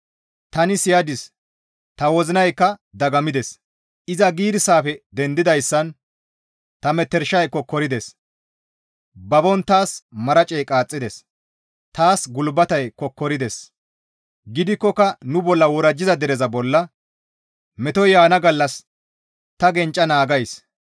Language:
Gamo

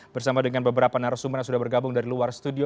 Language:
Indonesian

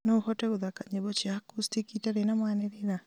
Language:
Kikuyu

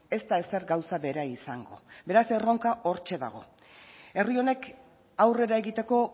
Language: Basque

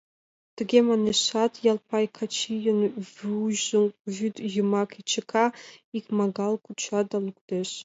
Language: Mari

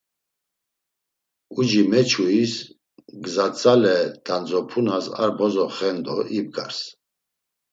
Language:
Laz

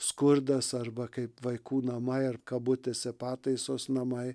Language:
Lithuanian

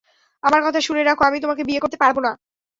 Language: Bangla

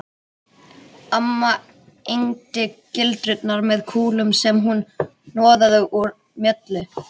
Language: Icelandic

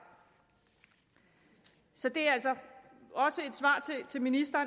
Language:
Danish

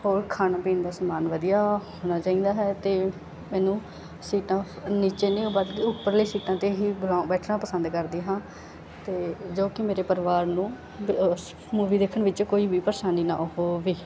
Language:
Punjabi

